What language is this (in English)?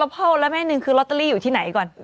Thai